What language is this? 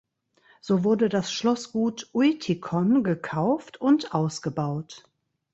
German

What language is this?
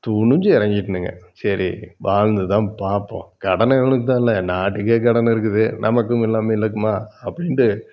Tamil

